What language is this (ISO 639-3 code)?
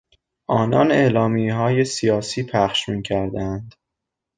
fas